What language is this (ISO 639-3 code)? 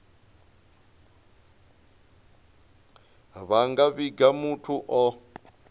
ven